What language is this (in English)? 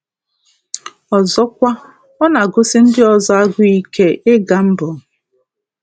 Igbo